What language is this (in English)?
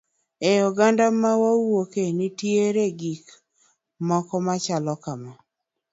Luo (Kenya and Tanzania)